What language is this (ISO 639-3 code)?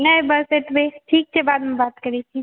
mai